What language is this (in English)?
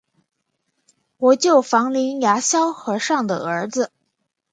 Chinese